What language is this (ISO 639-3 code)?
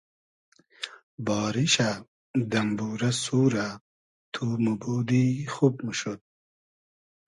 haz